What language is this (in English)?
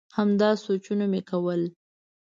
Pashto